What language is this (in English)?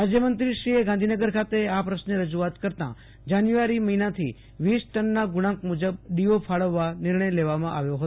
Gujarati